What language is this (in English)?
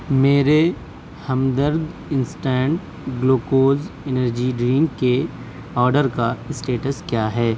Urdu